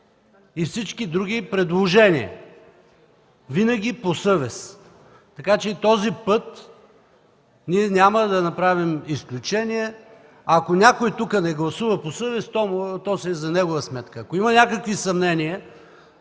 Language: Bulgarian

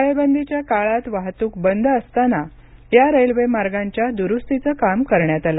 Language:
Marathi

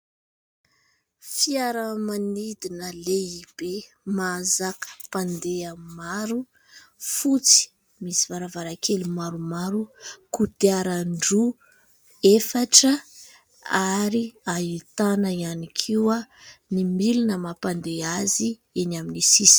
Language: Malagasy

